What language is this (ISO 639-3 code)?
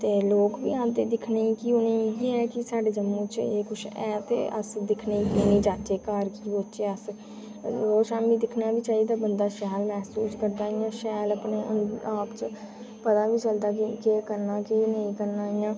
doi